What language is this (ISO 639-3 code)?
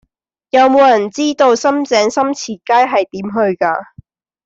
yue